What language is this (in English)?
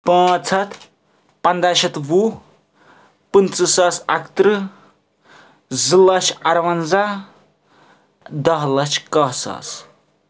Kashmiri